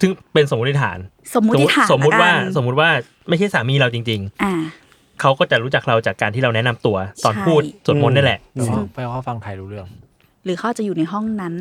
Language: Thai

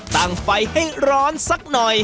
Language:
Thai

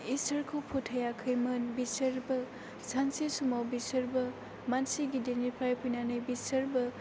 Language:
Bodo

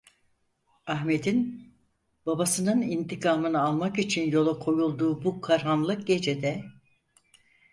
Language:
Turkish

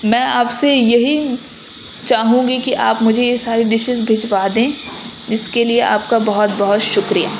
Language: Urdu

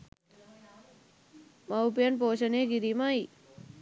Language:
Sinhala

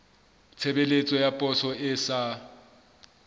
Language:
Southern Sotho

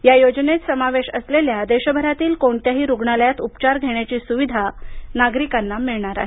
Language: Marathi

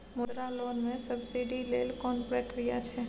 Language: Maithili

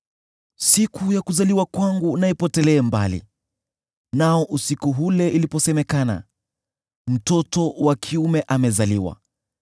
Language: Swahili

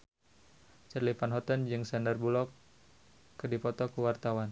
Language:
Sundanese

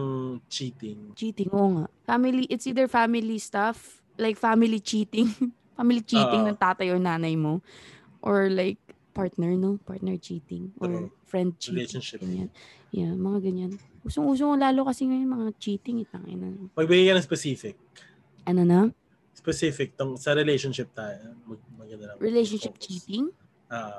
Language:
Filipino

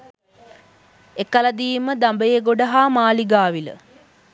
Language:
Sinhala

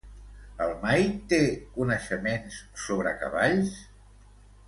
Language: Catalan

